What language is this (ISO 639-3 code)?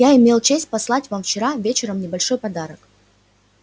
rus